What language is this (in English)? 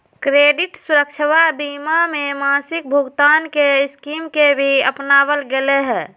Magahi